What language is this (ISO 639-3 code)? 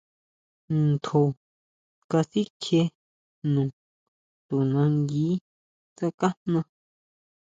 mau